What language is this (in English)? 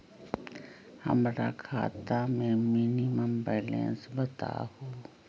Magahi